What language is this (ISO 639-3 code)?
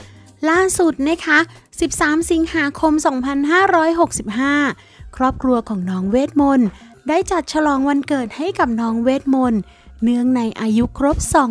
tha